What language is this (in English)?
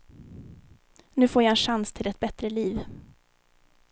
Swedish